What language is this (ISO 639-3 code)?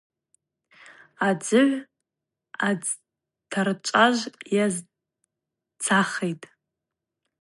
abq